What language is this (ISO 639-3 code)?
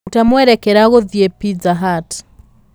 kik